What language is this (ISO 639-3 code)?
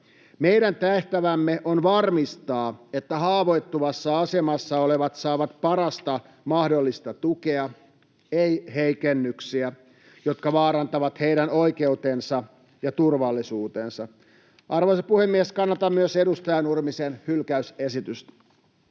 fin